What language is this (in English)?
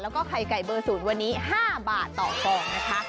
Thai